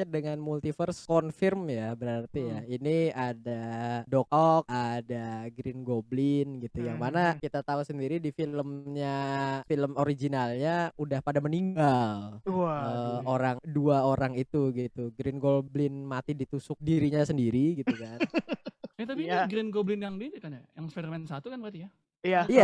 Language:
Indonesian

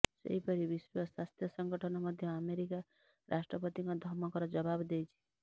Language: Odia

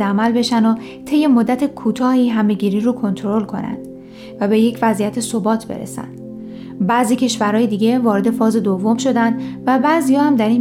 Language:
Persian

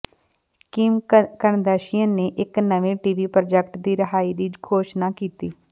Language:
Punjabi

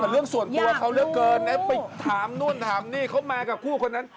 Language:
Thai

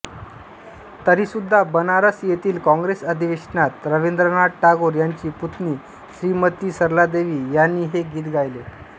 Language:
Marathi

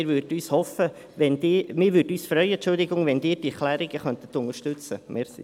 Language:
Swiss German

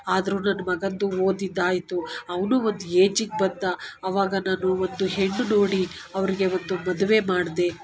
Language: Kannada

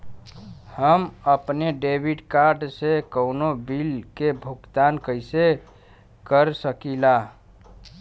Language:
Bhojpuri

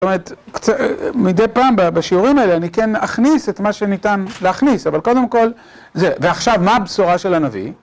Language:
Hebrew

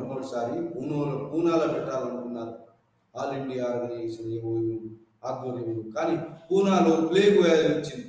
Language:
Telugu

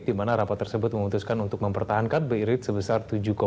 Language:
Indonesian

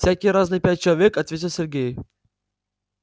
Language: Russian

